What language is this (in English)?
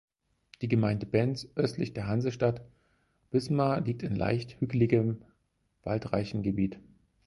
German